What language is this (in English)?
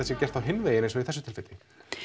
Icelandic